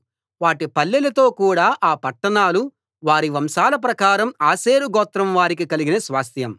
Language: Telugu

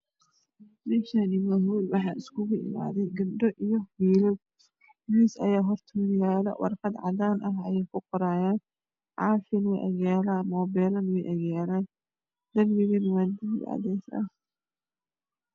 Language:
Somali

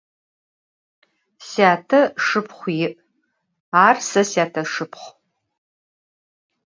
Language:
Adyghe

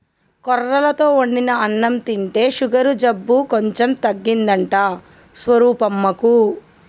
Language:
Telugu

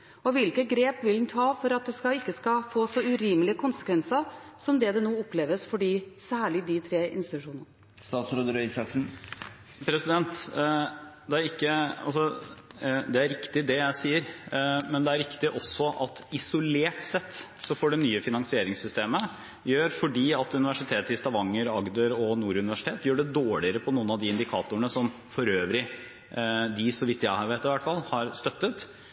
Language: Norwegian Bokmål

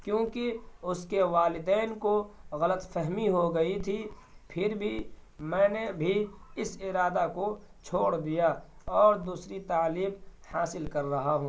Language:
Urdu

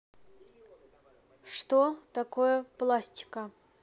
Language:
Russian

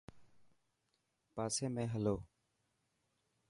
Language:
Dhatki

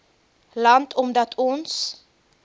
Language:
Afrikaans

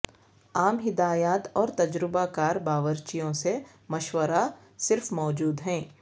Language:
Urdu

